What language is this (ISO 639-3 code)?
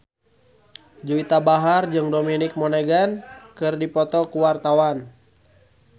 sun